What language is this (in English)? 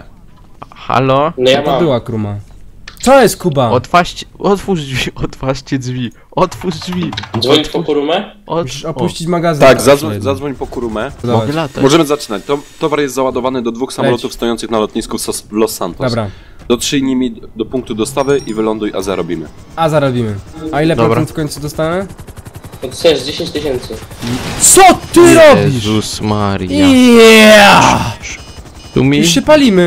Polish